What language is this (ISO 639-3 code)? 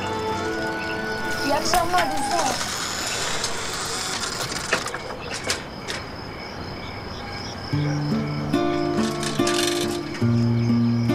tur